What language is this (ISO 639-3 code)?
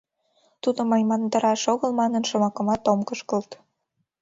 chm